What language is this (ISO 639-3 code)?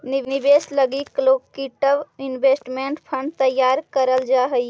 mag